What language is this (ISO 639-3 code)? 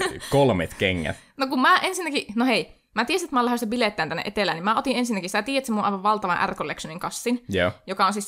fin